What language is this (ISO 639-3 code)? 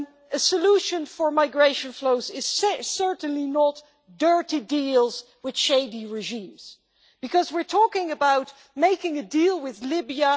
eng